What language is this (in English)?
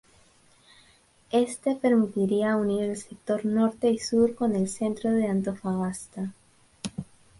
Spanish